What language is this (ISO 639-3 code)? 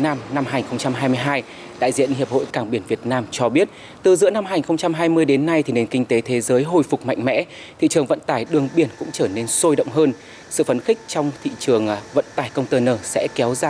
vie